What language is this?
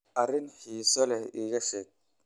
Somali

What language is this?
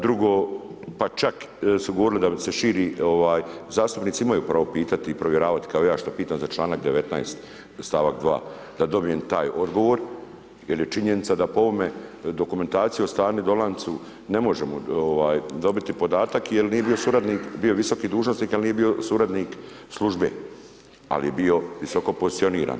Croatian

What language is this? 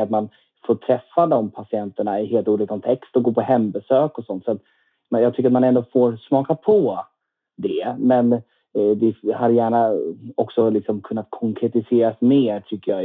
Swedish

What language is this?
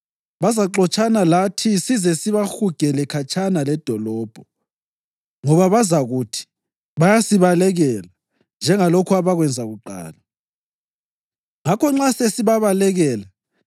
North Ndebele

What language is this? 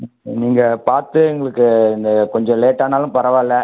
Tamil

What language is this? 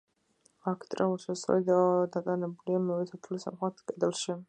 Georgian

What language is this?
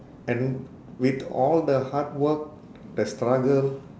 English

